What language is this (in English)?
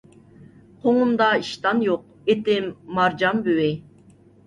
Uyghur